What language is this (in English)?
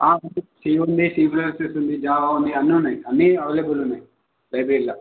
Telugu